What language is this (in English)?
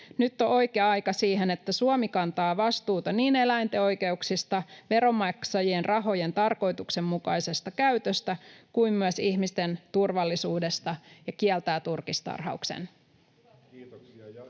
Finnish